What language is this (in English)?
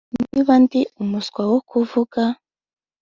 Kinyarwanda